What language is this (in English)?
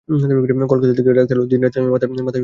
Bangla